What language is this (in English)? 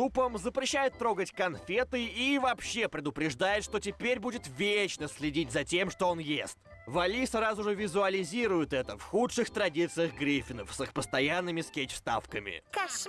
Russian